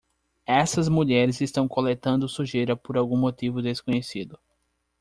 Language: Portuguese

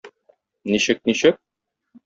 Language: Tatar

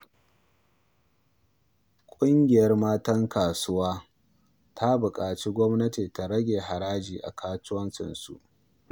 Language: Hausa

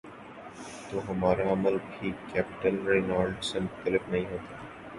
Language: Urdu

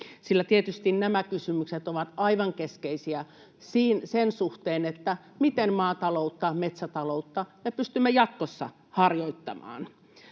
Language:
Finnish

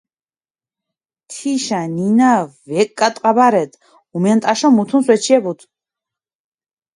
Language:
Mingrelian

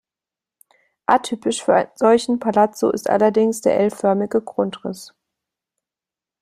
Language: German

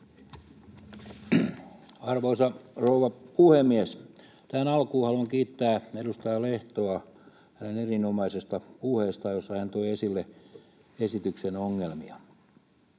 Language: Finnish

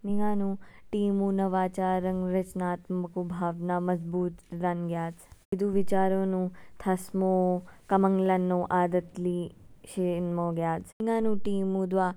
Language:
Kinnauri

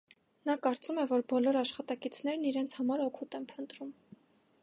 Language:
Armenian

